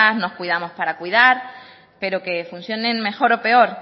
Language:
Spanish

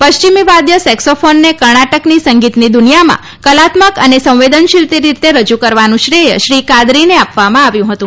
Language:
Gujarati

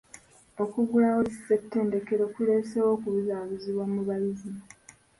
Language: Ganda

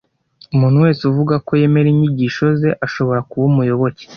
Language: Kinyarwanda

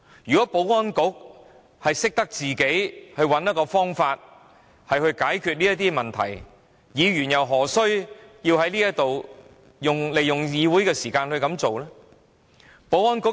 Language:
Cantonese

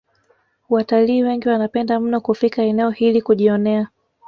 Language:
Swahili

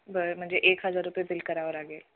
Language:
Marathi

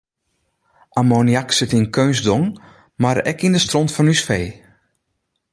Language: Western Frisian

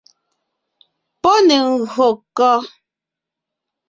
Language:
Ngiemboon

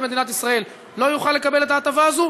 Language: Hebrew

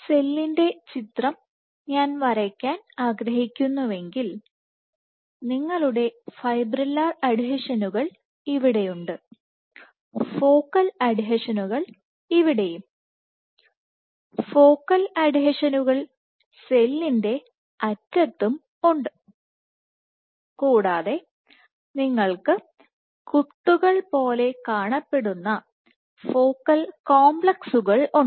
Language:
Malayalam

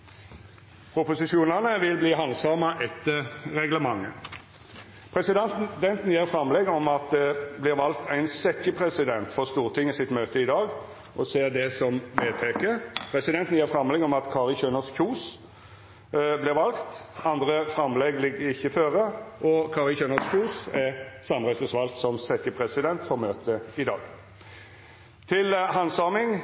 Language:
Norwegian Nynorsk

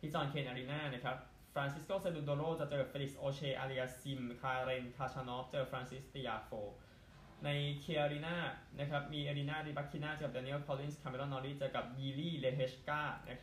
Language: Thai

